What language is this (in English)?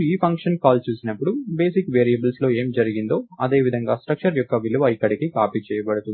Telugu